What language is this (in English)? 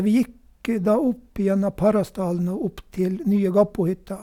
Norwegian